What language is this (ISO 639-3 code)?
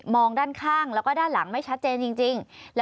tha